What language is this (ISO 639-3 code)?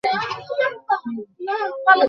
ben